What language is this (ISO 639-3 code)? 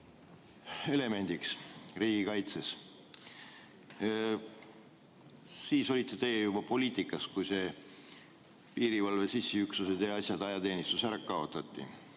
est